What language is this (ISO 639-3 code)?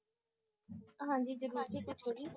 pan